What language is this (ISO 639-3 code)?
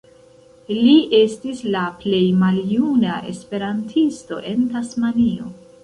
epo